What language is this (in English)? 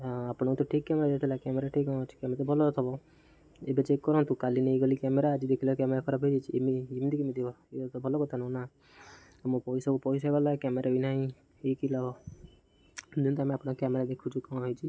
Odia